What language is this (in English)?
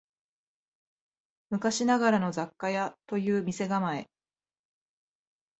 Japanese